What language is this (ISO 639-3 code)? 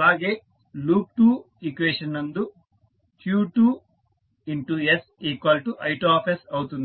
tel